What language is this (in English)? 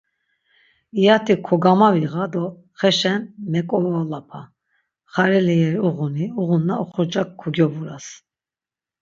Laz